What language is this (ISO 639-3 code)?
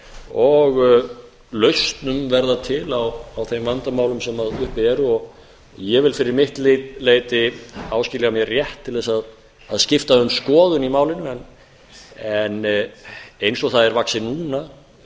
isl